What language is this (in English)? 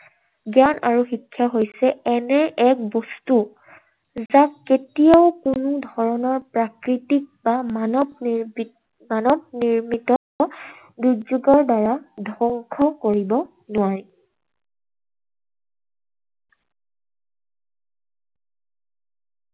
Assamese